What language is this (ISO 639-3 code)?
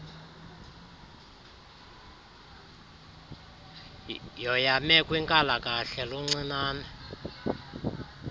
xho